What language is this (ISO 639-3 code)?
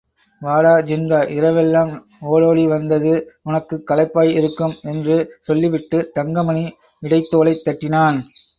tam